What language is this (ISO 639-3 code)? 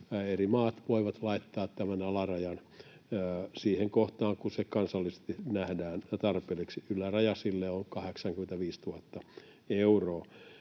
fin